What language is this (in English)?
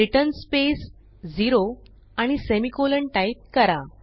Marathi